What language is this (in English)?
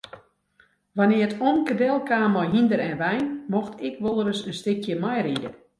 Western Frisian